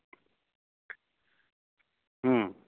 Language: Santali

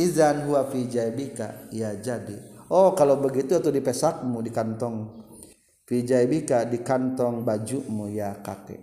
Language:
Indonesian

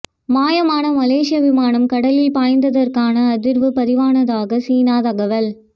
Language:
Tamil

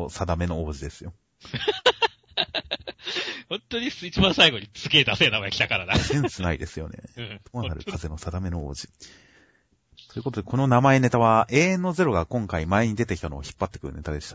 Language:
Japanese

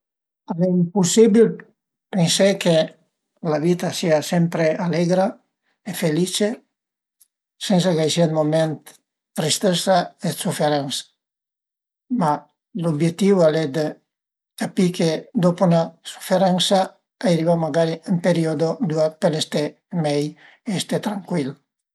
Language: Piedmontese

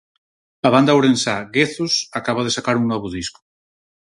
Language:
Galician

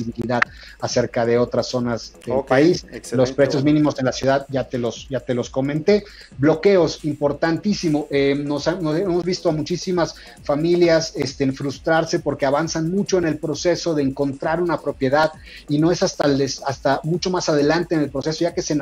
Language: Spanish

